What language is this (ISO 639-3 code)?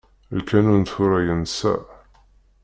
kab